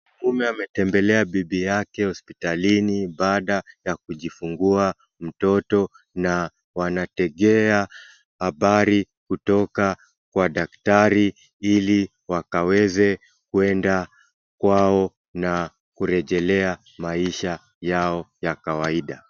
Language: Swahili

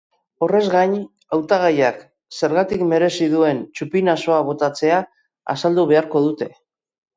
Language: Basque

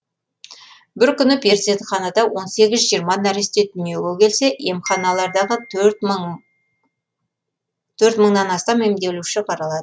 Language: Kazakh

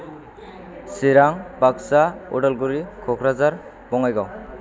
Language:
Bodo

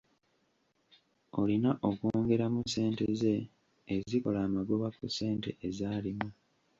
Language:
Ganda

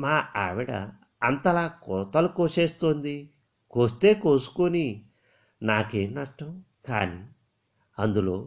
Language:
Telugu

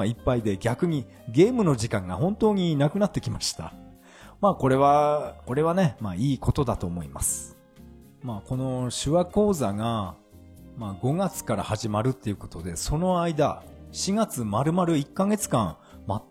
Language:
Japanese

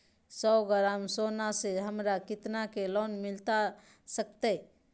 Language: Magahi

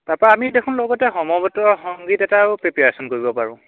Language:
Assamese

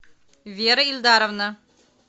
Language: Russian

